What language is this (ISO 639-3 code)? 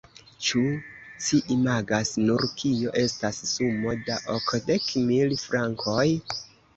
epo